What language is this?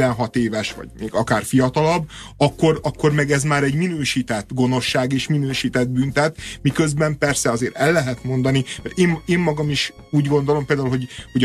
Hungarian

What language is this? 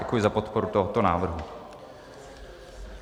Czech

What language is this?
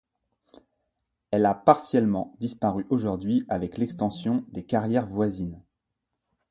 French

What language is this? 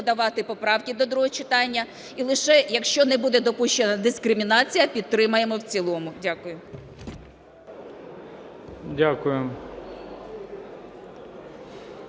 Ukrainian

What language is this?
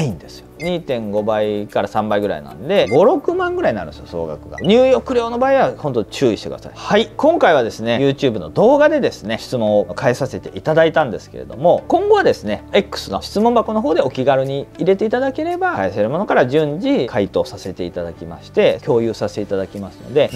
Japanese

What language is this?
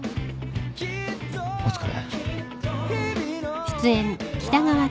Japanese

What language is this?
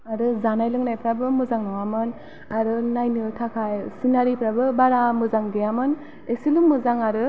Bodo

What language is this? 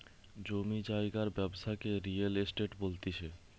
Bangla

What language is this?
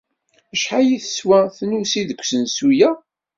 Kabyle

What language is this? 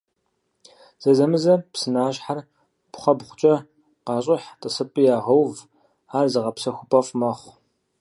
Kabardian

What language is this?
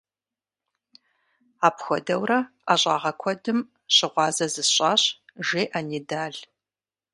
Kabardian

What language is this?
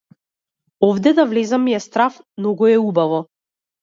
Macedonian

